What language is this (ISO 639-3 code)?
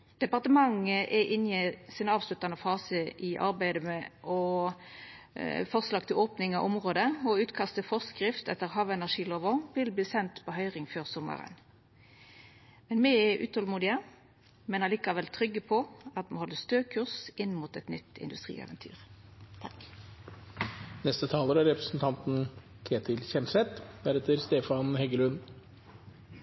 nor